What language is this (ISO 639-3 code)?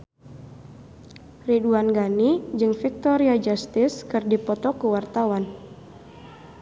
sun